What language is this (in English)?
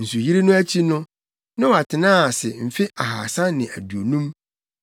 Akan